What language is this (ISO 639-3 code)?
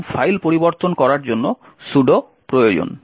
ben